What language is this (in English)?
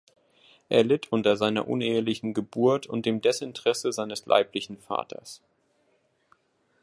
German